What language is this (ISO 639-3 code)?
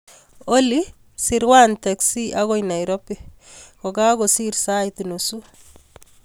kln